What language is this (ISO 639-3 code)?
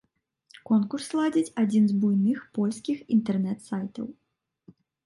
bel